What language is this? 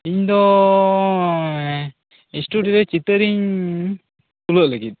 Santali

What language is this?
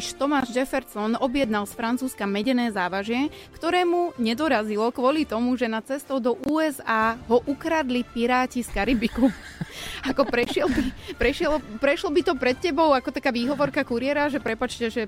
Slovak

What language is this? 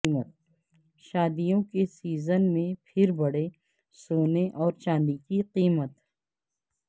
Urdu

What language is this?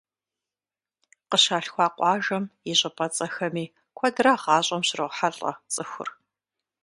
Kabardian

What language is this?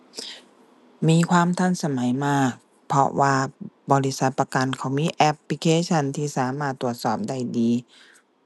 Thai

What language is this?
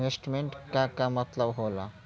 Bhojpuri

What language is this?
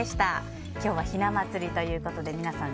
Japanese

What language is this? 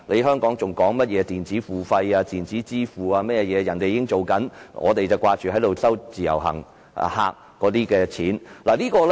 Cantonese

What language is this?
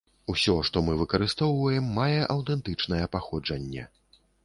Belarusian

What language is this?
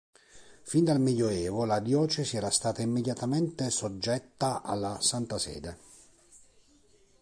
Italian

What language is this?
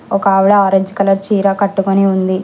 Telugu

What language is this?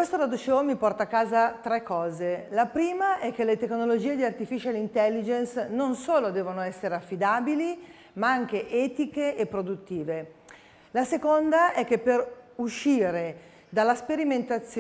Italian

